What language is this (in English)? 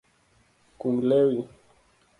Luo (Kenya and Tanzania)